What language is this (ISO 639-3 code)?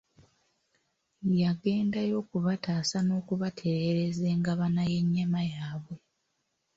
lug